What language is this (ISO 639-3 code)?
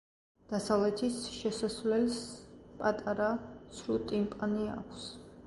kat